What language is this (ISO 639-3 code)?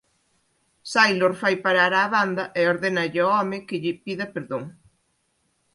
glg